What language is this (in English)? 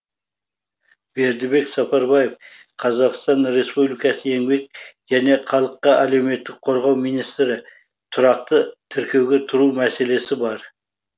Kazakh